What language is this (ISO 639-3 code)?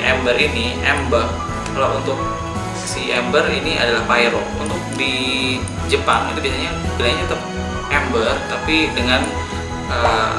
ind